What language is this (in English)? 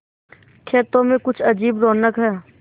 Hindi